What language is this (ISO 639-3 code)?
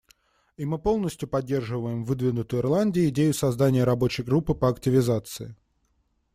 rus